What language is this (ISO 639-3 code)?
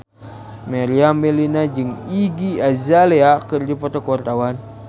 sun